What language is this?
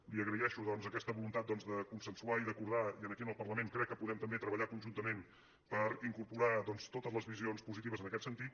Catalan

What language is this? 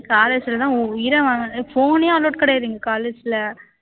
Tamil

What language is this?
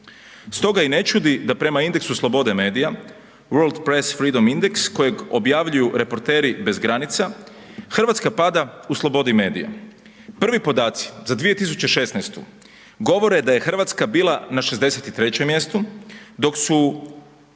Croatian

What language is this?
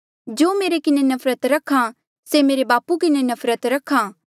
Mandeali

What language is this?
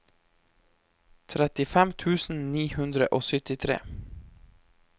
Norwegian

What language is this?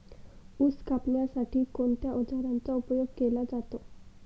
Marathi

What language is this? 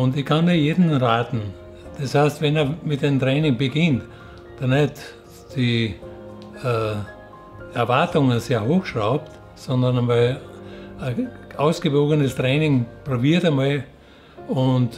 German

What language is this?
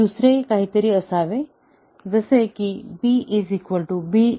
Marathi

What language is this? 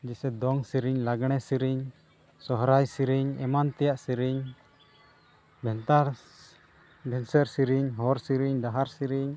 Santali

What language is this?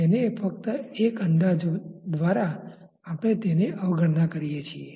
Gujarati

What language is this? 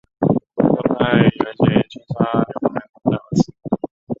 Chinese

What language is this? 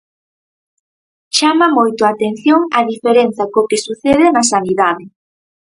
Galician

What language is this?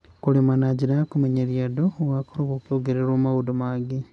Kikuyu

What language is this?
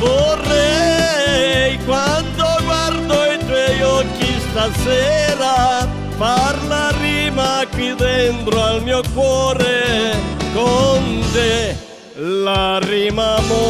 Romanian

